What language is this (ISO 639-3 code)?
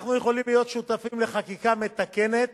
heb